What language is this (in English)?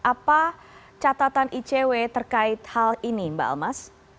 Indonesian